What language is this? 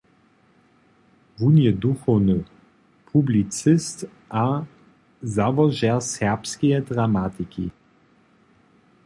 Upper Sorbian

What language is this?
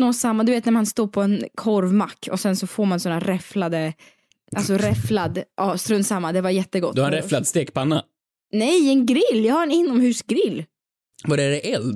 Swedish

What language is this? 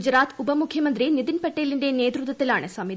Malayalam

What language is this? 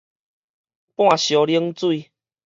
Min Nan Chinese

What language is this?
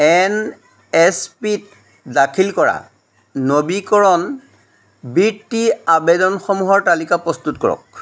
Assamese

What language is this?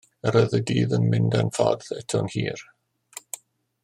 Welsh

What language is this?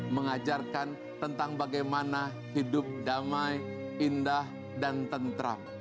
Indonesian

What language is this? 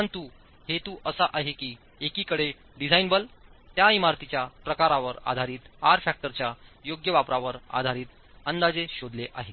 Marathi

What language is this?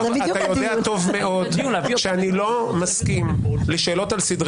Hebrew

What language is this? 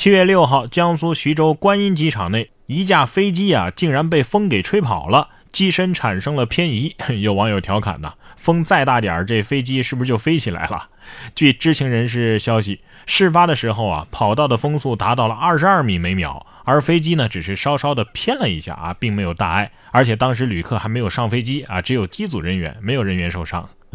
Chinese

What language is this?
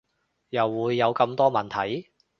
Cantonese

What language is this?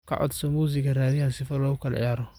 Somali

